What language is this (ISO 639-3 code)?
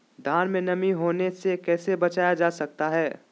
mag